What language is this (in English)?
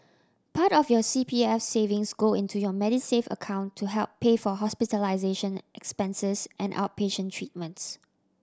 English